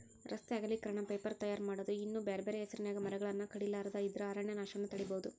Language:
Kannada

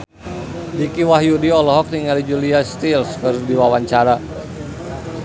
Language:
Sundanese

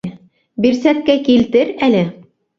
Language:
Bashkir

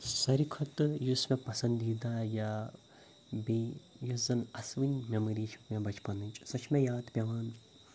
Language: Kashmiri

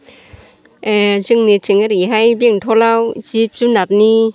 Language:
Bodo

